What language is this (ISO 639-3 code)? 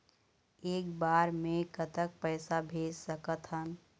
hne